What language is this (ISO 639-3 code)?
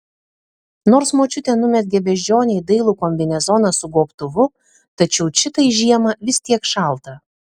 lit